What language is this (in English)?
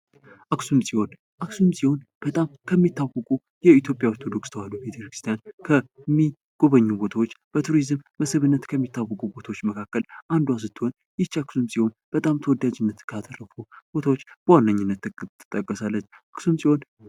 Amharic